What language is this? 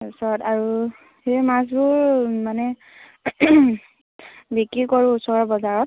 Assamese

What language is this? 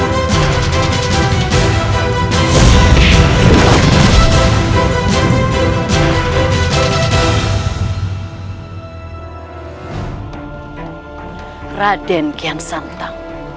Indonesian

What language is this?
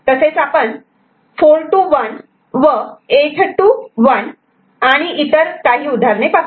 Marathi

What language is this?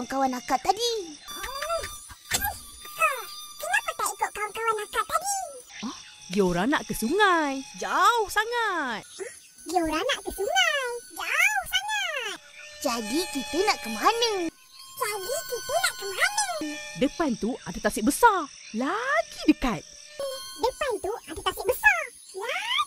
Malay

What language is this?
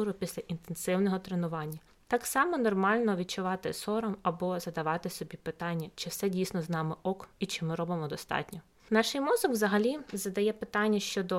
Ukrainian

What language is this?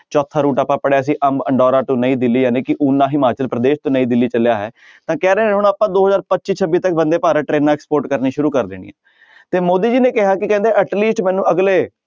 Punjabi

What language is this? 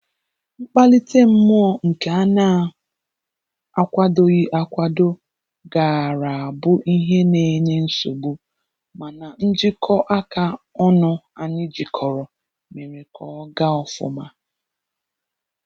Igbo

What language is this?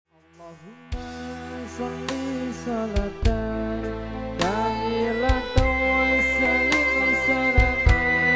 Indonesian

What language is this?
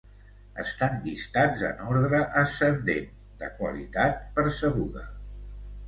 Catalan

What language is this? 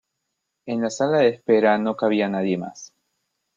Spanish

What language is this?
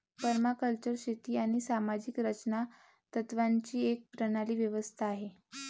Marathi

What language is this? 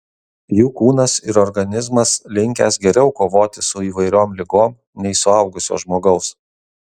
Lithuanian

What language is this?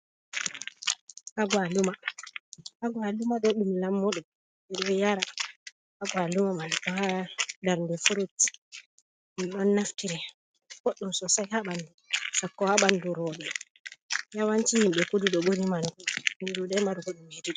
Fula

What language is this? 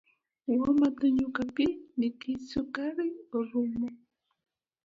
Luo (Kenya and Tanzania)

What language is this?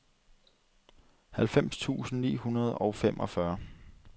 Danish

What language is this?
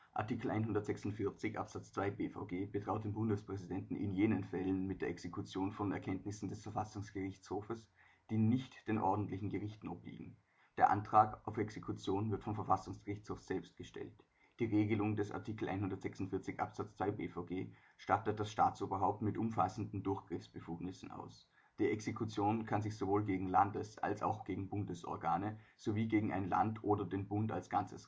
German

